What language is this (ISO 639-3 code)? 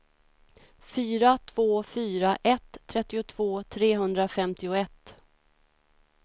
swe